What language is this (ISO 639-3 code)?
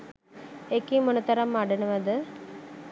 sin